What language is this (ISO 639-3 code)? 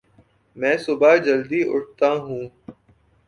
urd